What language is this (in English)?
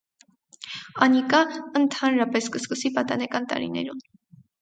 Armenian